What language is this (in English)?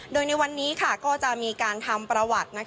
Thai